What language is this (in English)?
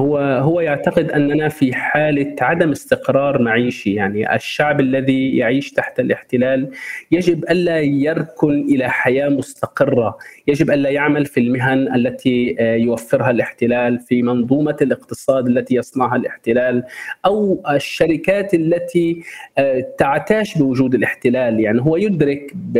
Arabic